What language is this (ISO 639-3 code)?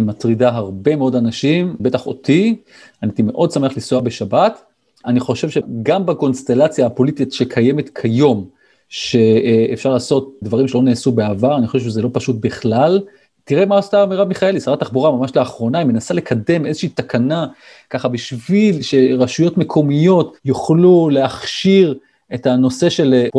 heb